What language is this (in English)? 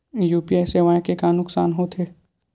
Chhattisgarhi